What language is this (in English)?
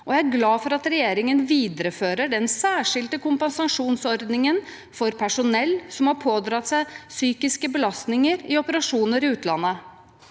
Norwegian